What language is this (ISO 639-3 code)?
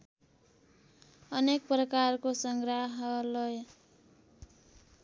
nep